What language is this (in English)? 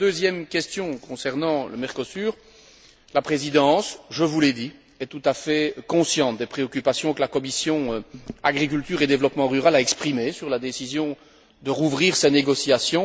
French